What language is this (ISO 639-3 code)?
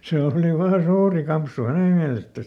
fin